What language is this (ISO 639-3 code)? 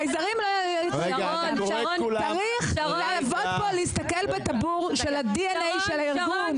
heb